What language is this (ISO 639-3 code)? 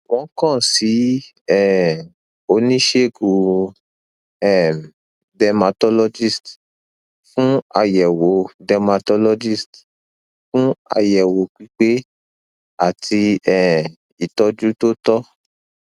yor